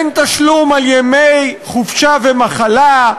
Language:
Hebrew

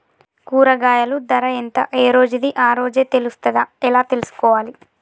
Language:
Telugu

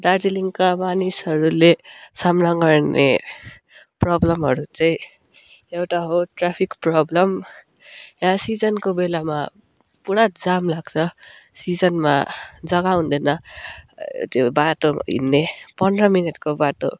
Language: Nepali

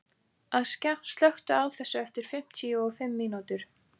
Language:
Icelandic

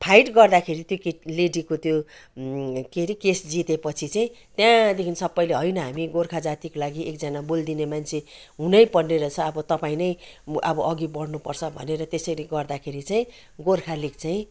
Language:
Nepali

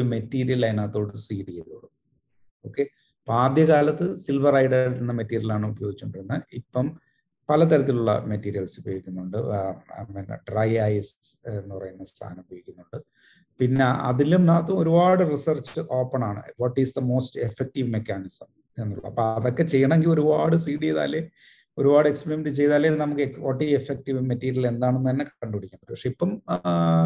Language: Malayalam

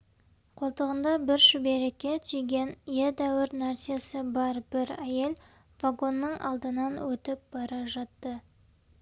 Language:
Kazakh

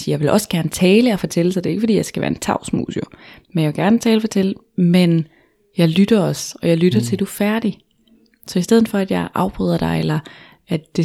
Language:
Danish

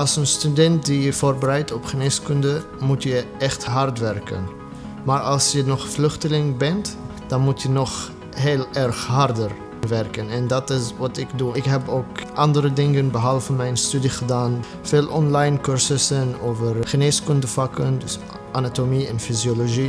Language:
Dutch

